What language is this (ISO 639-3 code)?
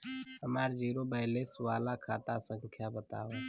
bho